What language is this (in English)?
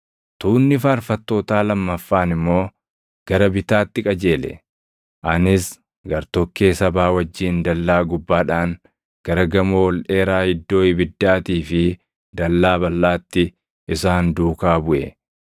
Oromo